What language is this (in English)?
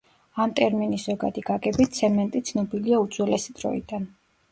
Georgian